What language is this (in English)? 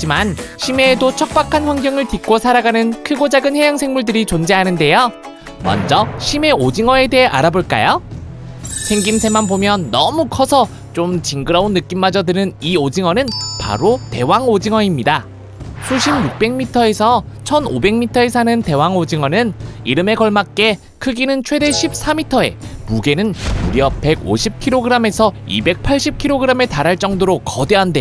Korean